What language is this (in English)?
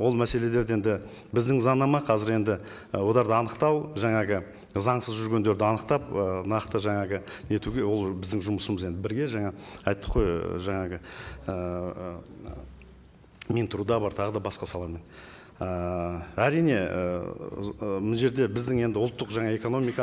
Turkish